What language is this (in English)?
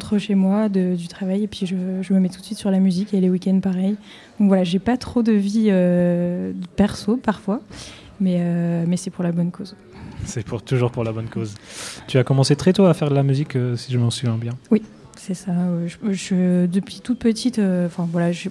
French